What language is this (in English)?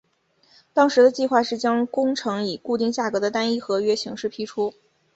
Chinese